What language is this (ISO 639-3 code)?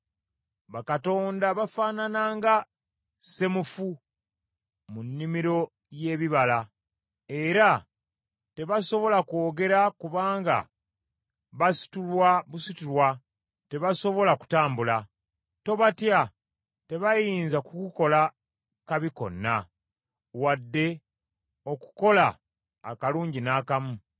lug